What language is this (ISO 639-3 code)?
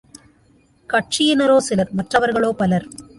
tam